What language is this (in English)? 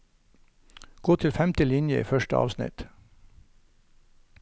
Norwegian